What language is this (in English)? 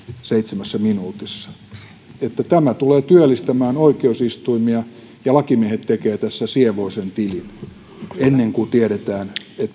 Finnish